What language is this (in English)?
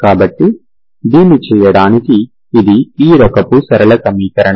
Telugu